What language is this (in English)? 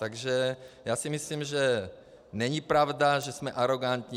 Czech